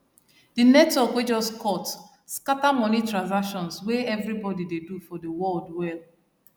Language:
Nigerian Pidgin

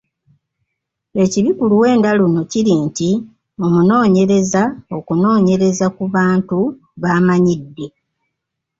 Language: Ganda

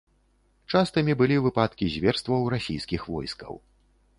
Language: Belarusian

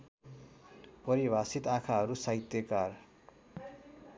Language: Nepali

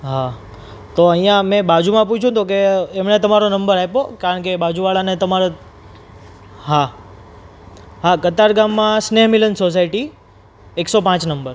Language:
Gujarati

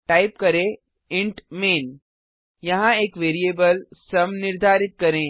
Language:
Hindi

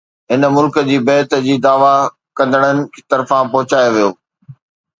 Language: Sindhi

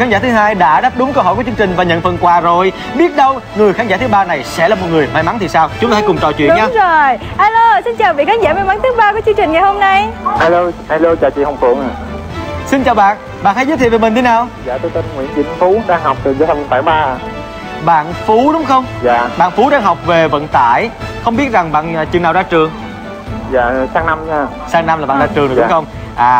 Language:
Vietnamese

